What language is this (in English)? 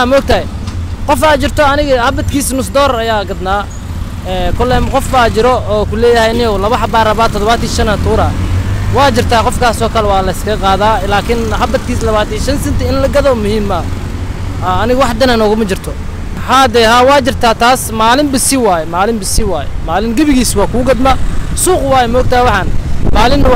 Arabic